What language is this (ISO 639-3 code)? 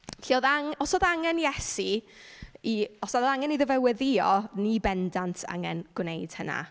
cym